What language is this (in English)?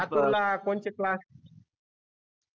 Marathi